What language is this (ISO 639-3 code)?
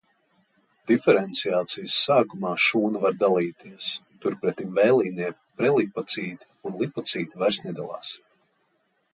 lav